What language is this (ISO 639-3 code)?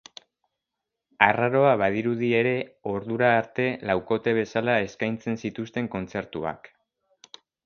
eus